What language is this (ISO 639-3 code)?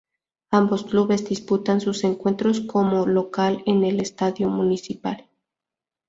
spa